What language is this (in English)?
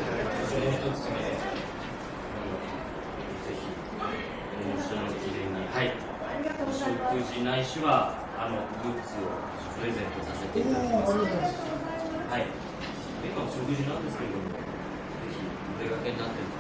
Japanese